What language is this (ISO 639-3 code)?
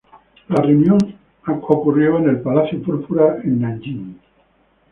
spa